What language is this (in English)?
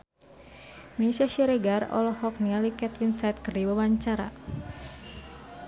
Sundanese